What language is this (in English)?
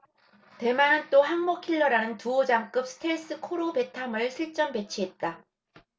Korean